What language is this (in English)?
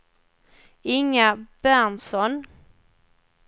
Swedish